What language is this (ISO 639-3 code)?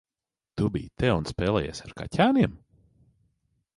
lav